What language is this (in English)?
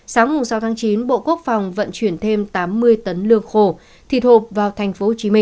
Vietnamese